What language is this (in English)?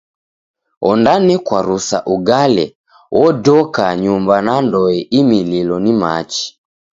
Taita